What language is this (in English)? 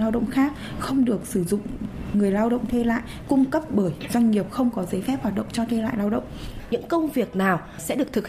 Vietnamese